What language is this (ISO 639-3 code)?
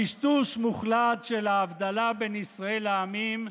heb